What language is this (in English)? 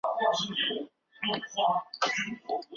Chinese